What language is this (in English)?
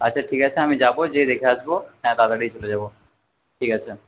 Bangla